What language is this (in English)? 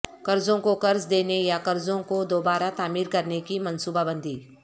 Urdu